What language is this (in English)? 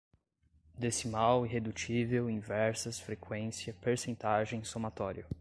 Portuguese